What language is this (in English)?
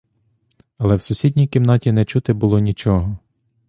Ukrainian